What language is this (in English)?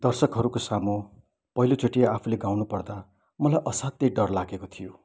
Nepali